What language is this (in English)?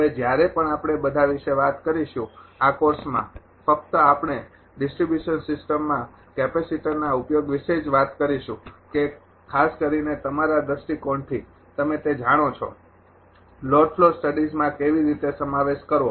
Gujarati